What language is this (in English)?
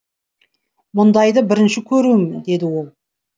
Kazakh